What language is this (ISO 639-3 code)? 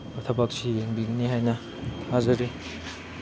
mni